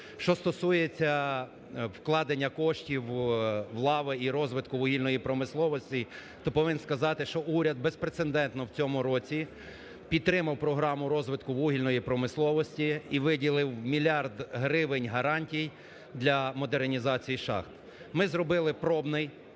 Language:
Ukrainian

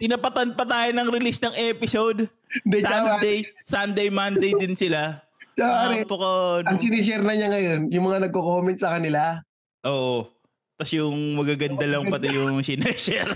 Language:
Filipino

